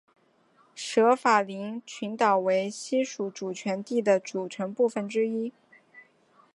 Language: Chinese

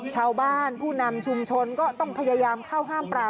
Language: Thai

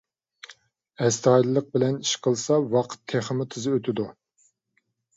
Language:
Uyghur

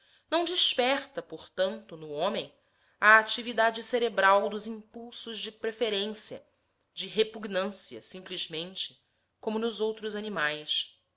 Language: Portuguese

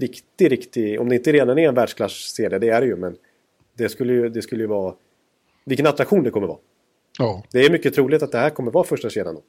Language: Swedish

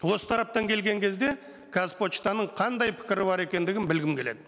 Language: Kazakh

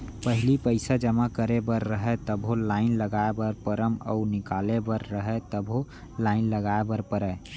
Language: Chhattisgarhi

